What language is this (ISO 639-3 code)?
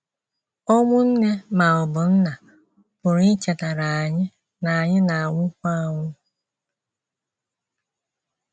ibo